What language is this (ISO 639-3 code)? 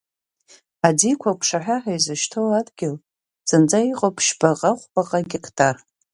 abk